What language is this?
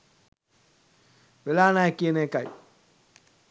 Sinhala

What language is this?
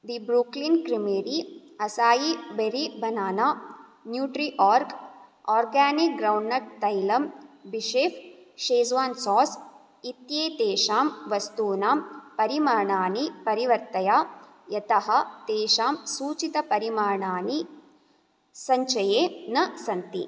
Sanskrit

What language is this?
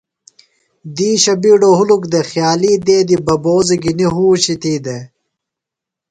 Phalura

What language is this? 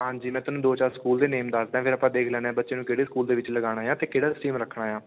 Punjabi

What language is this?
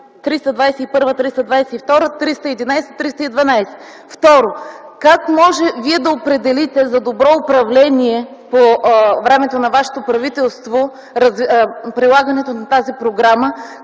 Bulgarian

